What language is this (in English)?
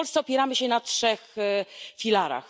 Polish